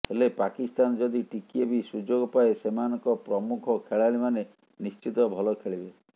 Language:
Odia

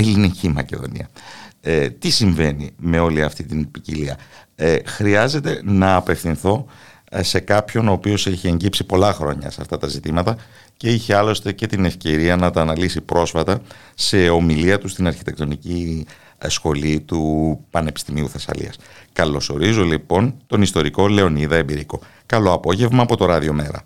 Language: Greek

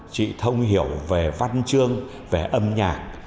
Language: Vietnamese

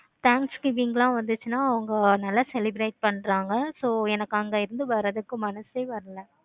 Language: Tamil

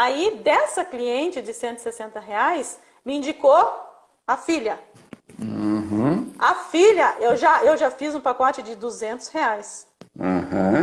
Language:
Portuguese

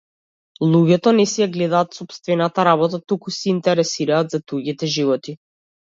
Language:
Macedonian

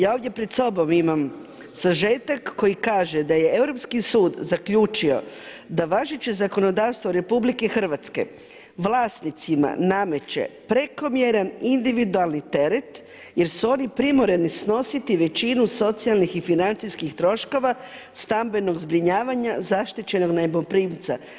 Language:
Croatian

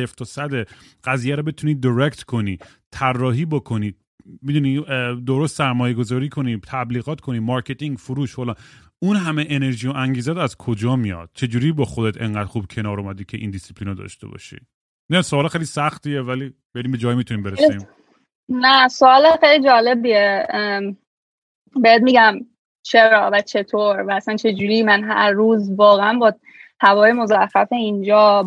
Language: Persian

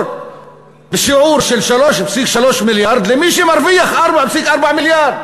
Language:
Hebrew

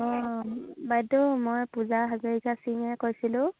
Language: Assamese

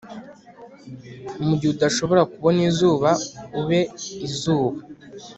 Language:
Kinyarwanda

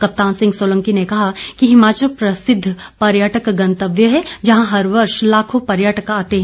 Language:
Hindi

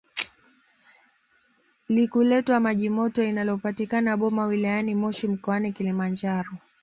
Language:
Swahili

